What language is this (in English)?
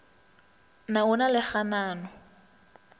Northern Sotho